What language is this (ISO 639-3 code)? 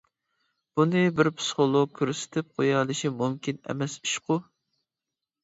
uig